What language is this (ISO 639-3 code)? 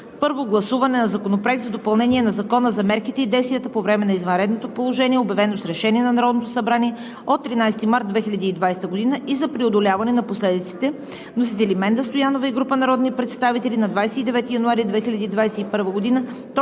bul